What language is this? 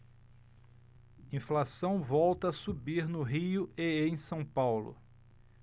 Portuguese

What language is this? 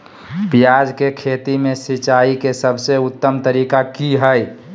Magahi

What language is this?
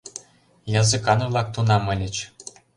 Mari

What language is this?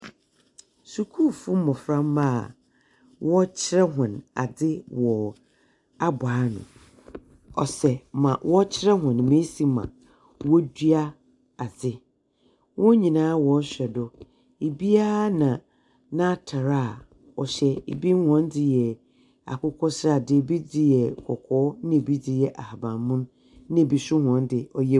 Akan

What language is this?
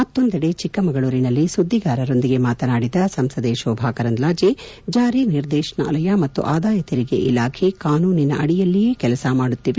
Kannada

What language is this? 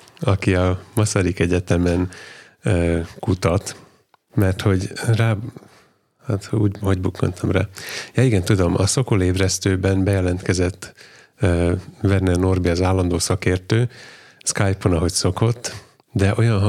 Hungarian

